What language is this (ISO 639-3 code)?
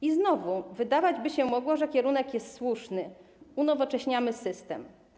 pol